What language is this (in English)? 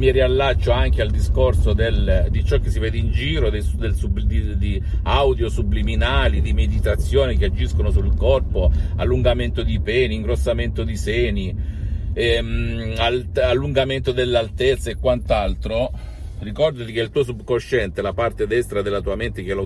Italian